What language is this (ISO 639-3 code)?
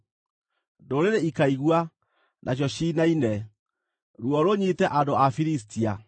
kik